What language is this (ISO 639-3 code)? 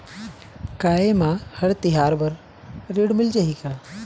hne